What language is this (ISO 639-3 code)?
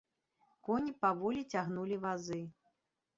bel